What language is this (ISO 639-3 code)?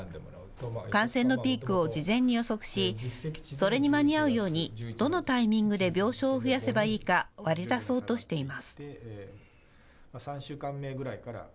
jpn